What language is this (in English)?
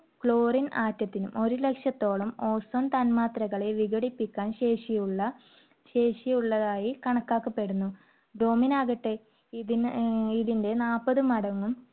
Malayalam